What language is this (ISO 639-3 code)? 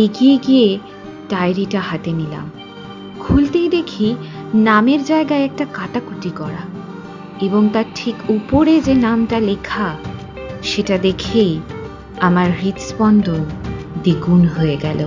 ben